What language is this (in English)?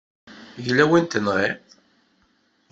Kabyle